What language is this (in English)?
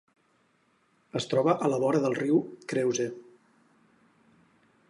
Catalan